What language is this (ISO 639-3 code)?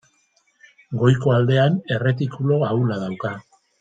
eus